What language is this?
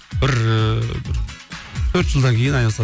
Kazakh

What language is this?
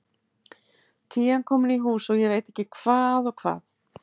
Icelandic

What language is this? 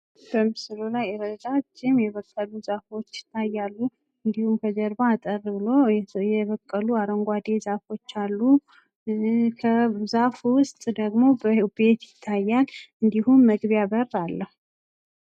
Amharic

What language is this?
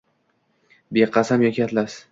Uzbek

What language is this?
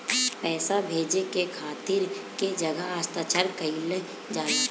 Bhojpuri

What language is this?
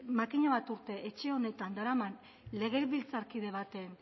Basque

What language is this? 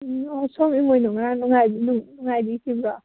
Manipuri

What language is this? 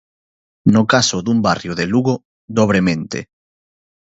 Galician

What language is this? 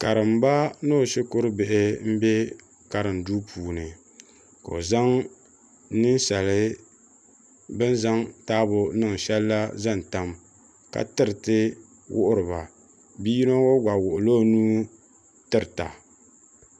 Dagbani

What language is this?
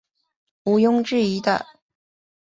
Chinese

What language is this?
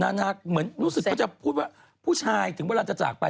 Thai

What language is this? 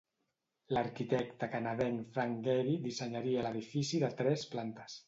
Catalan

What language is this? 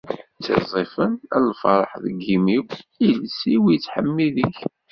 Kabyle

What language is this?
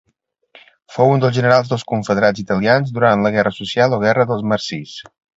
Catalan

